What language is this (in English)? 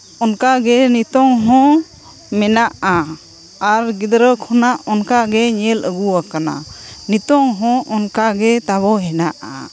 Santali